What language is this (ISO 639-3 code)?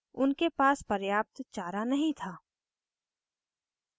hin